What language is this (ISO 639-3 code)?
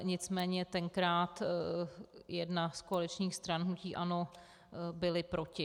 ces